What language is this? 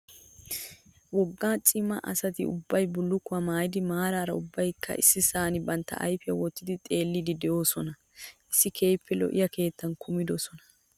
Wolaytta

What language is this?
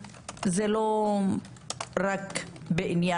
Hebrew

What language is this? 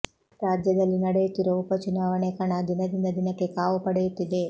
Kannada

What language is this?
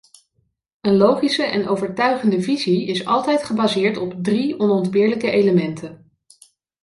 Dutch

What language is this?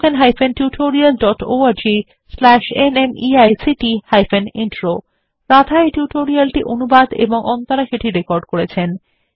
Bangla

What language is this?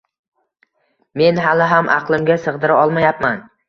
Uzbek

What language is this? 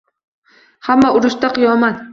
Uzbek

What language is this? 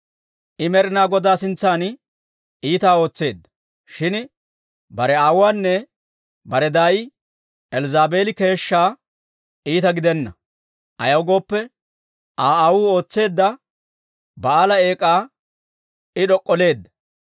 Dawro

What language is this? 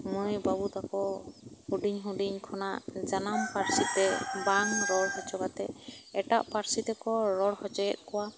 Santali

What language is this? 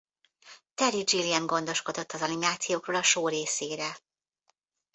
Hungarian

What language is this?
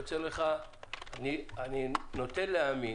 Hebrew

